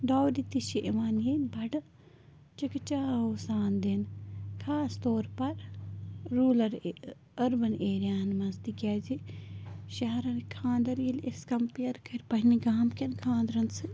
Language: Kashmiri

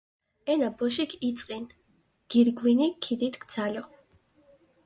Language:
Mingrelian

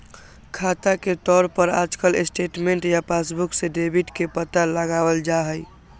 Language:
Magahi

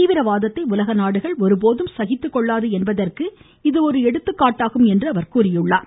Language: Tamil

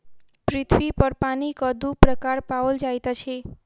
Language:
Maithili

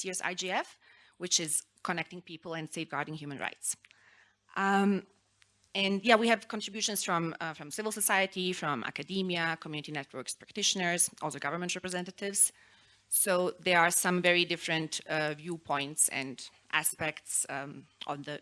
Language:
English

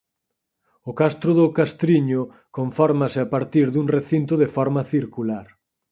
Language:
Galician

